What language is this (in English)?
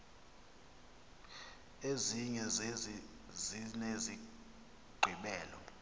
Xhosa